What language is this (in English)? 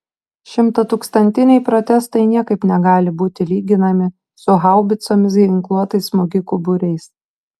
Lithuanian